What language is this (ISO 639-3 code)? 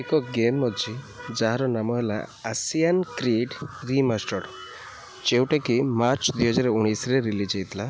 ori